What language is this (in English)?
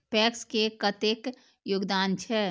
Maithili